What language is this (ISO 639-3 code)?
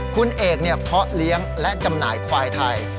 tha